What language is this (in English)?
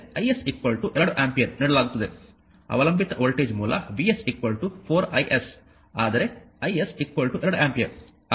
Kannada